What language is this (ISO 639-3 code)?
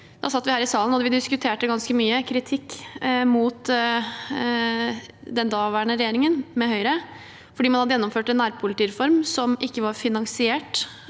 nor